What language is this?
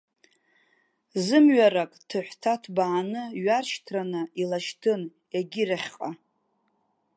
Abkhazian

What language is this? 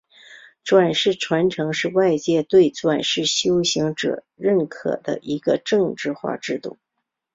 Chinese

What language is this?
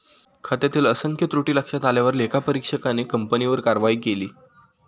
Marathi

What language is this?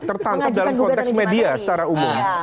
Indonesian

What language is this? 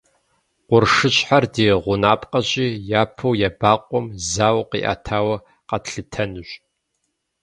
Kabardian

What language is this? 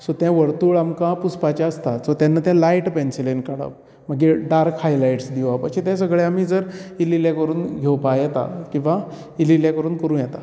Konkani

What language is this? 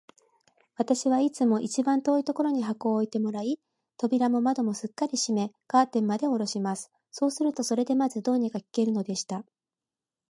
Japanese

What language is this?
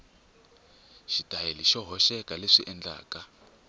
Tsonga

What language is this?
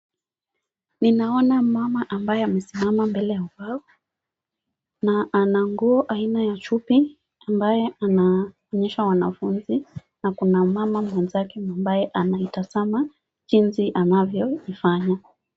Swahili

